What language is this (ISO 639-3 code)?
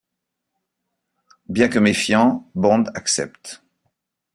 fra